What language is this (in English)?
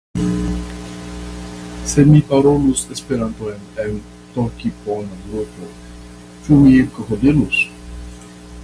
Esperanto